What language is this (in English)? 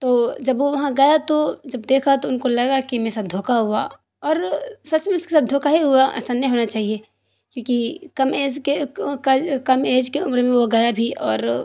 Urdu